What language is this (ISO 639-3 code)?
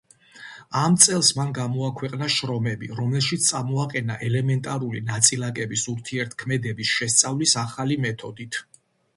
kat